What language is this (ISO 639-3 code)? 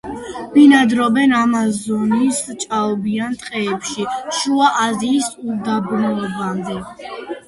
kat